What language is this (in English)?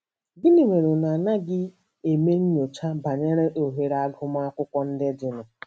Igbo